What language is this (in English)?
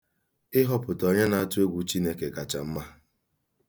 Igbo